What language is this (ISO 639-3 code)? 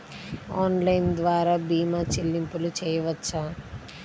tel